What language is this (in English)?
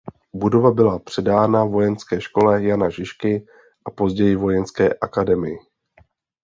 Czech